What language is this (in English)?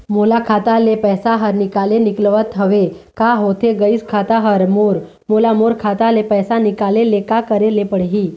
Chhattisgarhi